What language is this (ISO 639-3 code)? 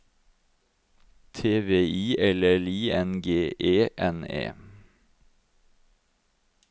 nor